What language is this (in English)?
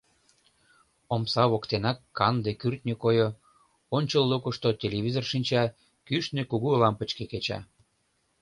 Mari